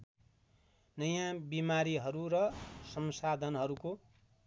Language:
Nepali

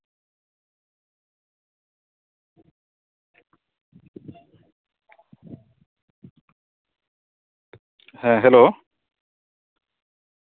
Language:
Santali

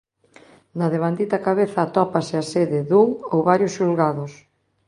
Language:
Galician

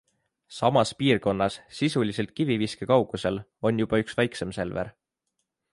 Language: Estonian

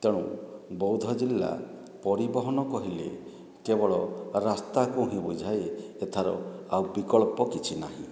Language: Odia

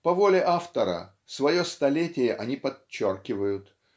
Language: Russian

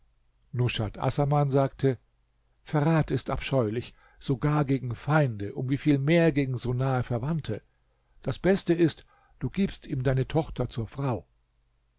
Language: German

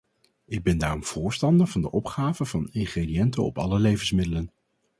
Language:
Dutch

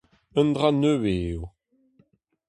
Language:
Breton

